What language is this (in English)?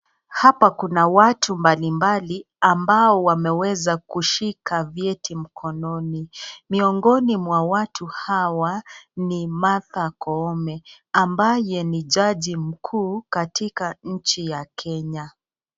Swahili